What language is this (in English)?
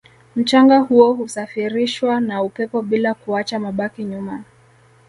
Swahili